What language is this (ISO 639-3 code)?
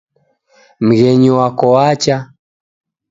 dav